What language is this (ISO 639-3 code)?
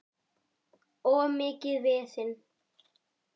isl